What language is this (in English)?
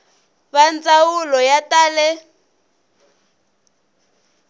Tsonga